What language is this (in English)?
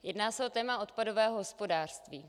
Czech